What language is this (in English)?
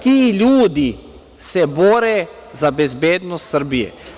Serbian